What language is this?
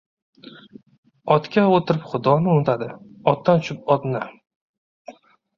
Uzbek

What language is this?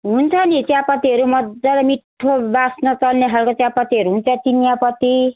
Nepali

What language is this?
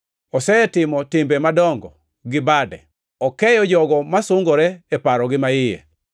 Luo (Kenya and Tanzania)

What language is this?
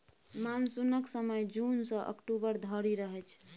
Maithili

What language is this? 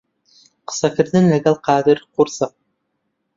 Central Kurdish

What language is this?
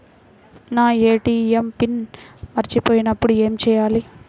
Telugu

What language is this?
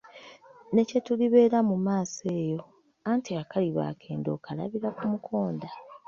Ganda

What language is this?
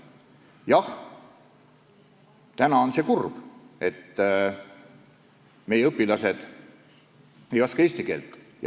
Estonian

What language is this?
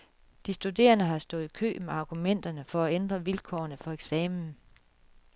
Danish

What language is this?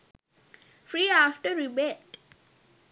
Sinhala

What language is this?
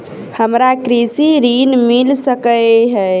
Maithili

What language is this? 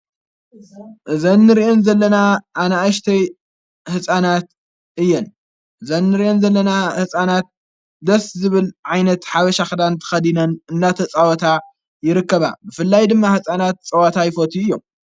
Tigrinya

